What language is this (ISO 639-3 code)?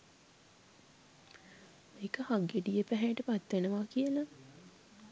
sin